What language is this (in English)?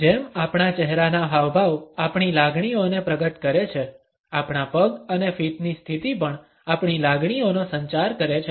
Gujarati